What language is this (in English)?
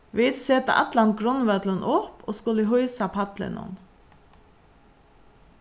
Faroese